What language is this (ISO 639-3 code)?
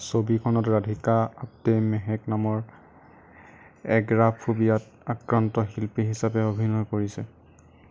asm